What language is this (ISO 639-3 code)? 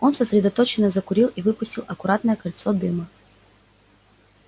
rus